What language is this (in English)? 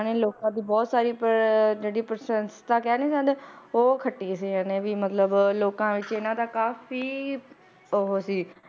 Punjabi